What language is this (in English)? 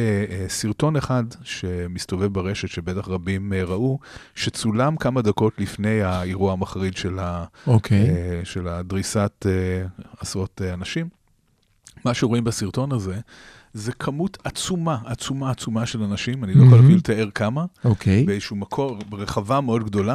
Hebrew